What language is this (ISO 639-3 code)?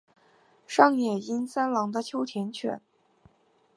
zho